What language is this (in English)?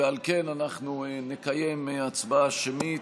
Hebrew